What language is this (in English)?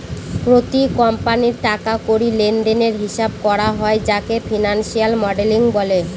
Bangla